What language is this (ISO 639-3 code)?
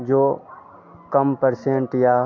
hin